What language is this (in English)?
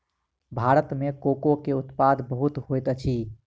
Maithili